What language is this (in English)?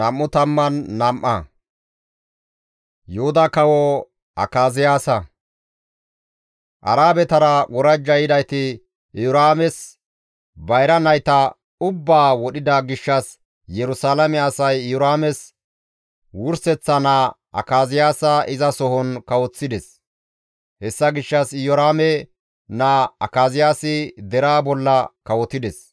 Gamo